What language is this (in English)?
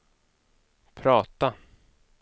Swedish